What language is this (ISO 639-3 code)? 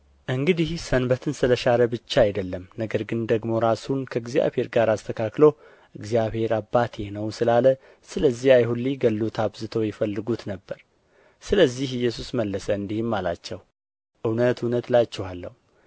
amh